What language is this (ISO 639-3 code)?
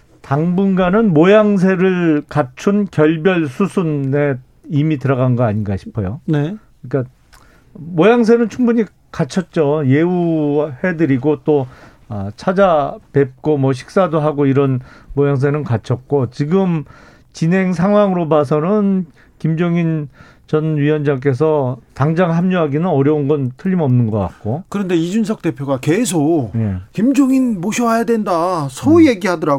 kor